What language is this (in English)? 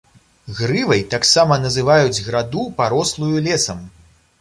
Belarusian